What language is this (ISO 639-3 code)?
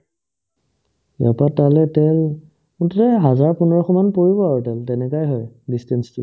asm